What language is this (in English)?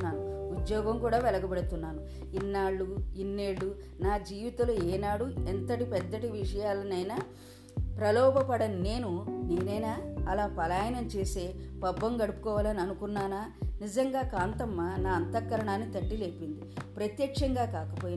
Telugu